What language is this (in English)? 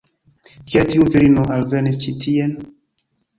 Esperanto